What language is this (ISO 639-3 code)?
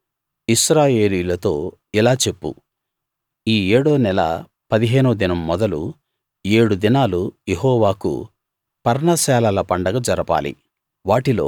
tel